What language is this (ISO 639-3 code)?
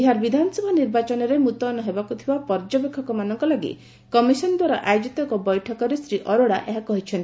ori